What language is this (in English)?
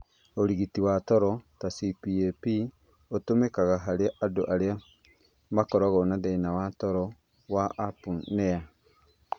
Kikuyu